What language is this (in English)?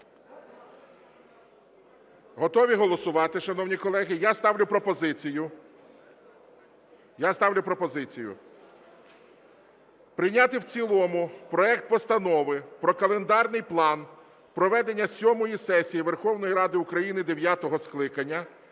Ukrainian